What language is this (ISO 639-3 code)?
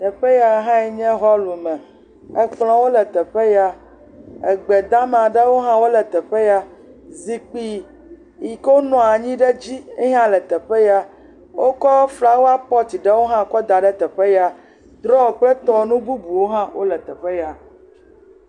ewe